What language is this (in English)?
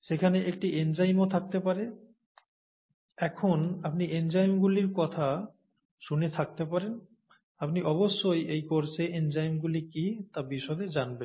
Bangla